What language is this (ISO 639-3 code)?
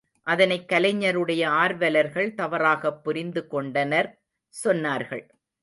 tam